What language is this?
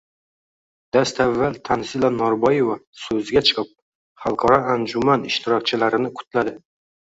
Uzbek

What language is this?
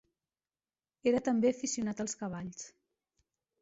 Catalan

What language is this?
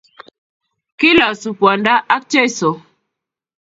Kalenjin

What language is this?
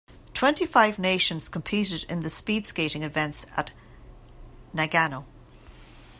English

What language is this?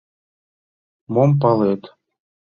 Mari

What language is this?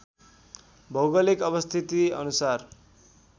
Nepali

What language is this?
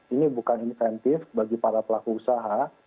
Indonesian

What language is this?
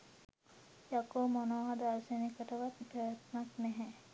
Sinhala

